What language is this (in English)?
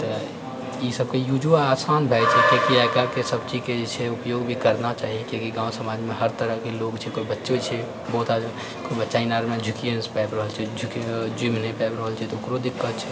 Maithili